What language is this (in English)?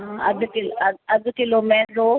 Sindhi